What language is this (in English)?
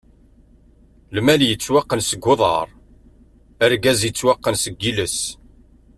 Kabyle